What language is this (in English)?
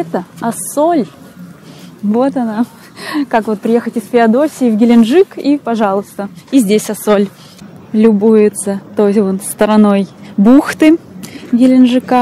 Russian